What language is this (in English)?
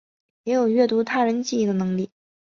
Chinese